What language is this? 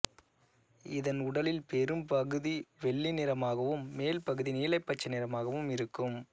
Tamil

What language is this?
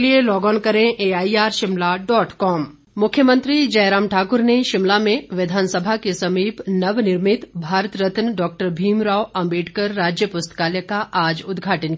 Hindi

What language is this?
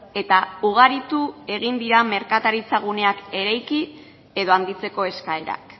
Basque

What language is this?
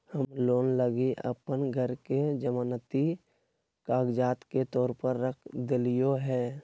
Magahi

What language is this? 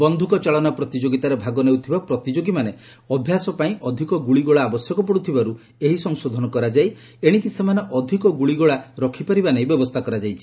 Odia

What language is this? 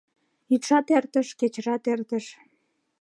Mari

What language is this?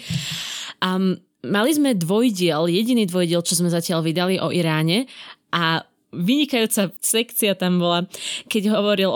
Slovak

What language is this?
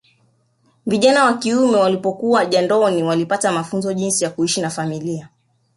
Swahili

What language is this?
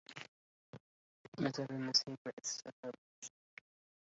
Arabic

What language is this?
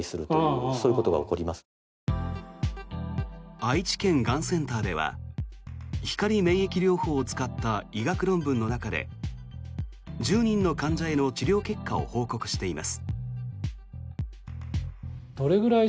Japanese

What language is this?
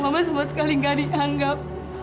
Indonesian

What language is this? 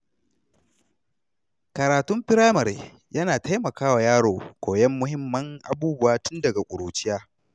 Hausa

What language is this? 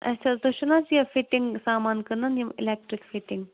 Kashmiri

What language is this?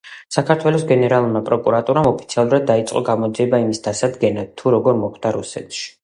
Georgian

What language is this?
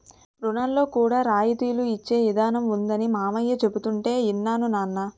Telugu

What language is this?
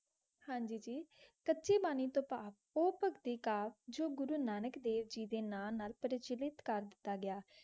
Punjabi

